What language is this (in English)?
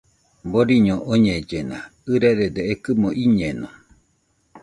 Nüpode Huitoto